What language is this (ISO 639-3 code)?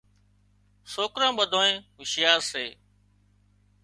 kxp